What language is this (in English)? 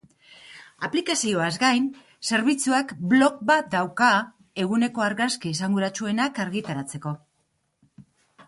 Basque